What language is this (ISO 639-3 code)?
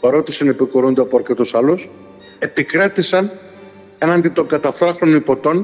ell